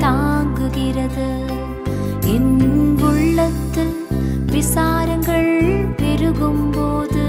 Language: Tamil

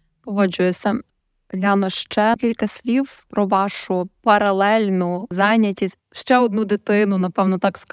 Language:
Ukrainian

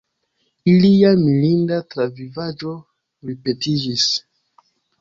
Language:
Esperanto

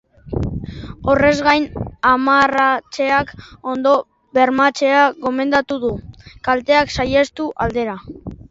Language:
Basque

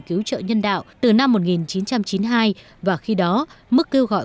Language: Vietnamese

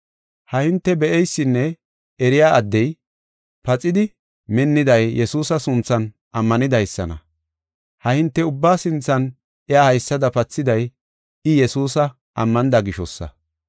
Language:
Gofa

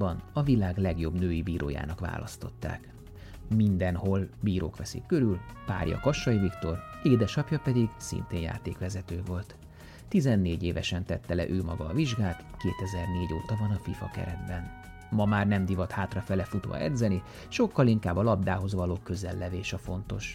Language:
Hungarian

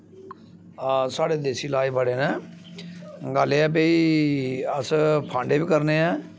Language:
Dogri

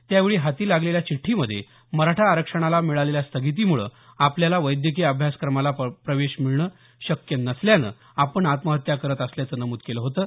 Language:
Marathi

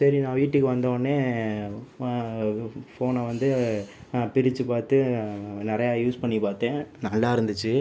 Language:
Tamil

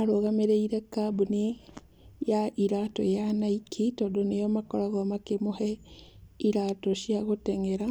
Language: Kikuyu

